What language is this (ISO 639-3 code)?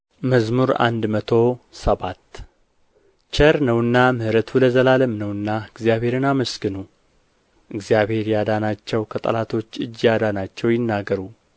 amh